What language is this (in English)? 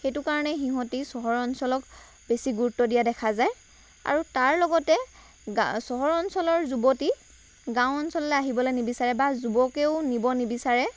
Assamese